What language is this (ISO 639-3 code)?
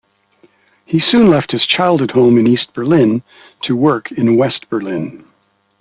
eng